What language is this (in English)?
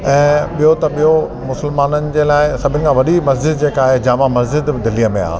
Sindhi